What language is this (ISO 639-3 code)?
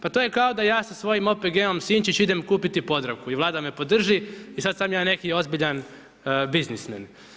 hrv